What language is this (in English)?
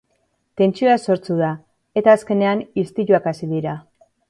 Basque